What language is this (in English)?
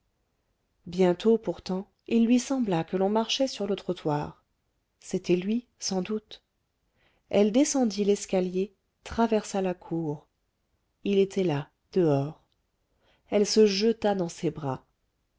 French